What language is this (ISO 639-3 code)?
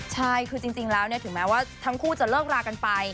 tha